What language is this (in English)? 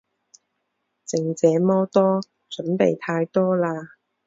Chinese